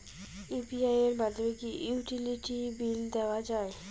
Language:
Bangla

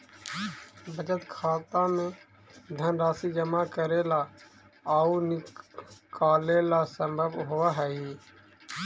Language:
Magahi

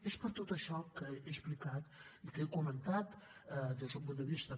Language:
Catalan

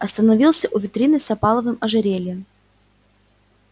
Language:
Russian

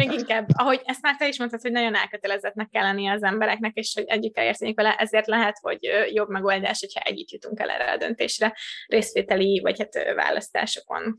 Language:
Hungarian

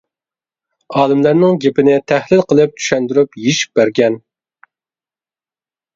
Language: Uyghur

